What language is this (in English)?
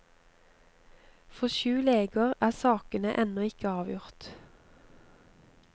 Norwegian